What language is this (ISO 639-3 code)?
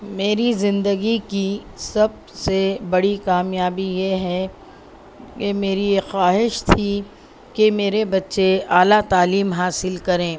urd